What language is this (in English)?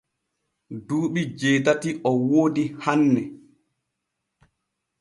Borgu Fulfulde